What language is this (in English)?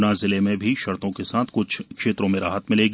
Hindi